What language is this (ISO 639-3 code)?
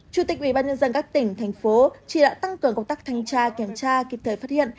vie